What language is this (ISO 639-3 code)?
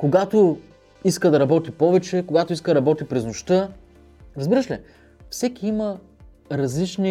bul